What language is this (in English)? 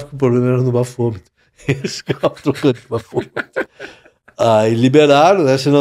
Portuguese